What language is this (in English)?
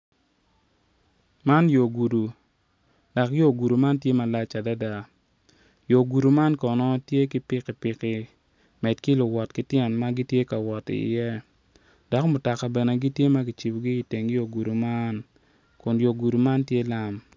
Acoli